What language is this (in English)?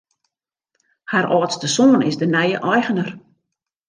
Western Frisian